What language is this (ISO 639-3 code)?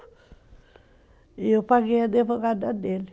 por